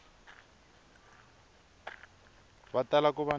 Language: Tsonga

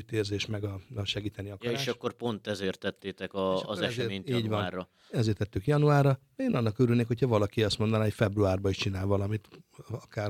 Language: Hungarian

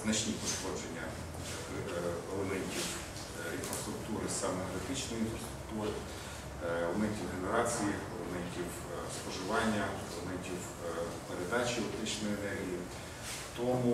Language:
Ukrainian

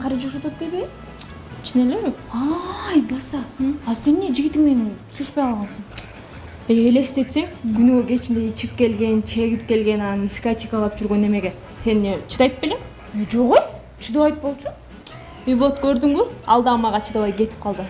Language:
Turkish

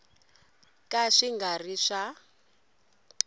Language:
Tsonga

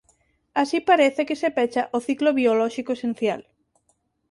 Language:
Galician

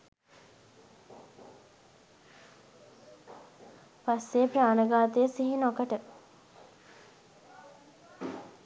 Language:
Sinhala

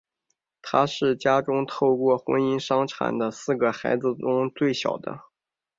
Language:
Chinese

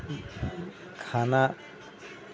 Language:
Maithili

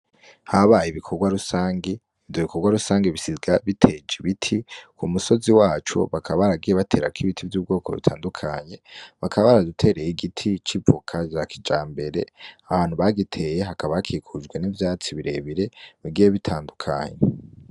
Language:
Rundi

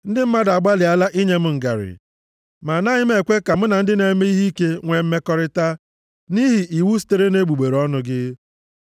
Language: Igbo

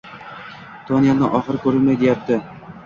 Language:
Uzbek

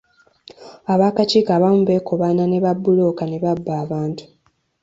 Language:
Ganda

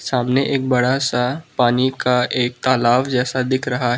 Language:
Hindi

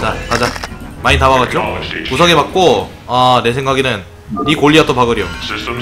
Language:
Korean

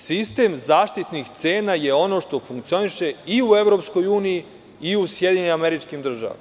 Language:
Serbian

